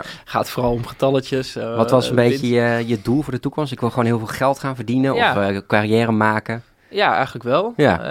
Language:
Dutch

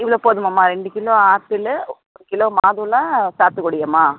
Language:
Tamil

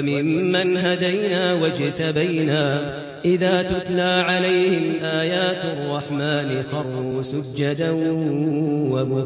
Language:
Arabic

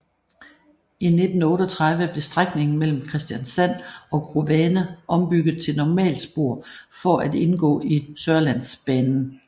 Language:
Danish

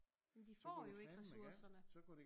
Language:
Danish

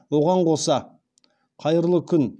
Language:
Kazakh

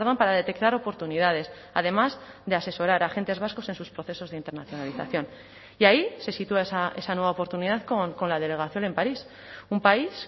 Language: Spanish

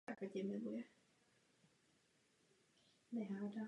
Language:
Czech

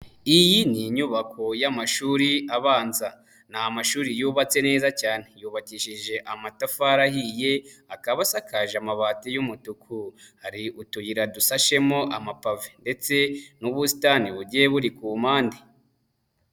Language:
Kinyarwanda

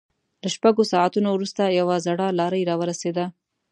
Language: Pashto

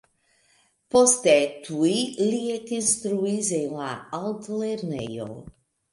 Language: Esperanto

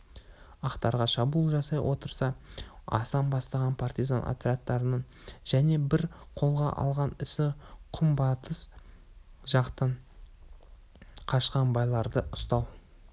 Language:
Kazakh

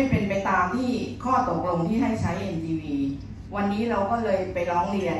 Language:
Thai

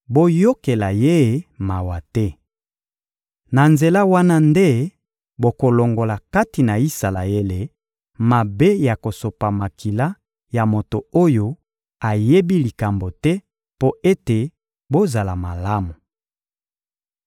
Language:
Lingala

